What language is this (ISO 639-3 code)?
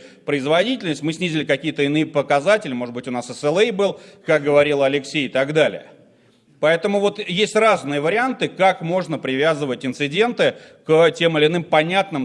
rus